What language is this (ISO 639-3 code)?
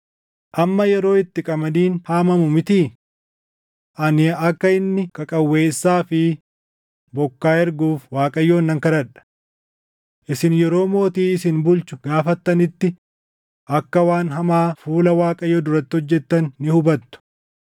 orm